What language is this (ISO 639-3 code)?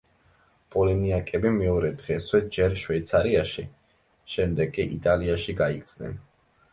kat